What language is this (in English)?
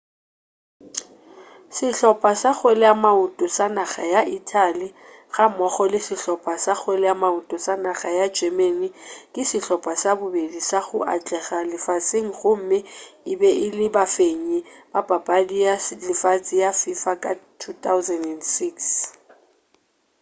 Northern Sotho